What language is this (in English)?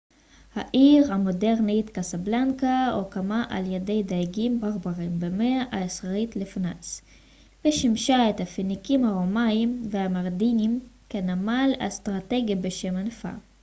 Hebrew